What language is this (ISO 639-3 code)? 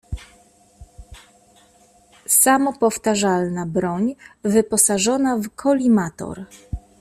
pol